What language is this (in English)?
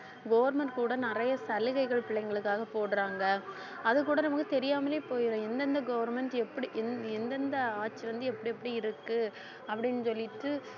Tamil